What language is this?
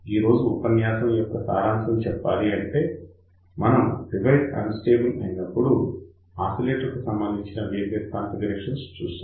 Telugu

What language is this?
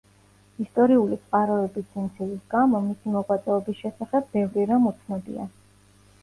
Georgian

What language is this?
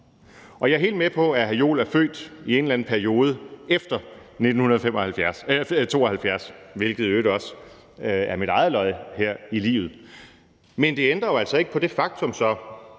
Danish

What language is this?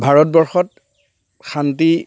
Assamese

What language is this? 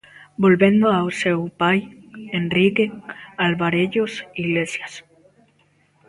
Galician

